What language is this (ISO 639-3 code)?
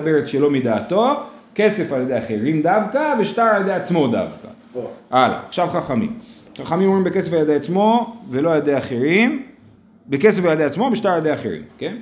heb